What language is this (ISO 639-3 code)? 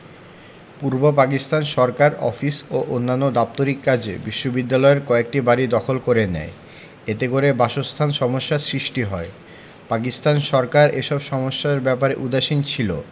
ben